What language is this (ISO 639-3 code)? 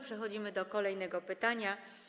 pol